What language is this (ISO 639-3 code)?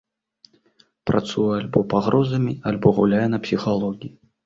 bel